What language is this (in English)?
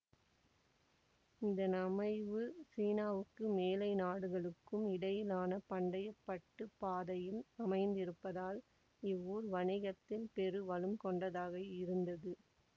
Tamil